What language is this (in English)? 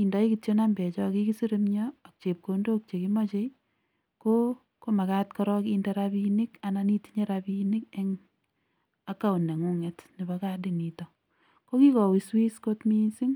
Kalenjin